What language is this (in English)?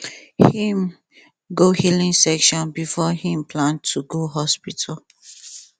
Nigerian Pidgin